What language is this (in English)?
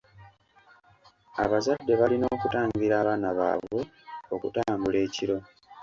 Ganda